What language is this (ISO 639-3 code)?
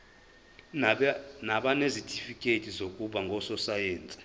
zul